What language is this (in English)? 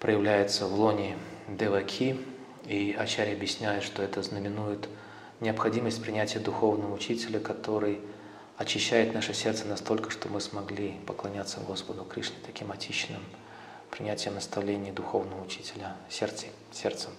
Russian